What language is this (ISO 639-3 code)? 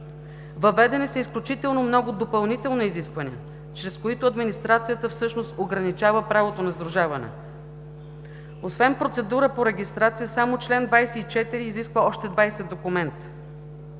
bul